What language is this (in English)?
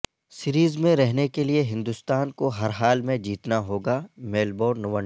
Urdu